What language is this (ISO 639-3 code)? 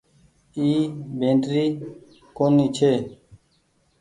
gig